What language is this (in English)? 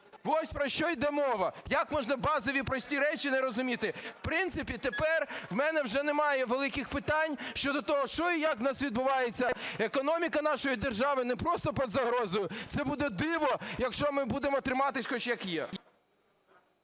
Ukrainian